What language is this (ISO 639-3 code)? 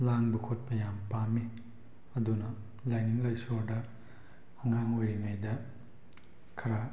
mni